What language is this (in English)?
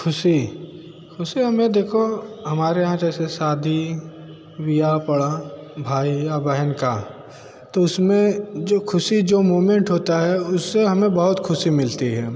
Hindi